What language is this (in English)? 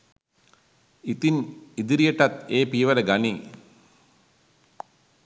Sinhala